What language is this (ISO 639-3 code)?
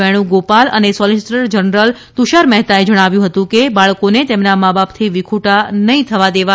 guj